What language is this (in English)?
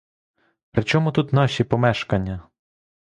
Ukrainian